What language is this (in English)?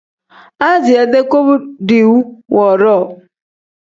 Tem